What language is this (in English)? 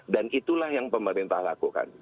Indonesian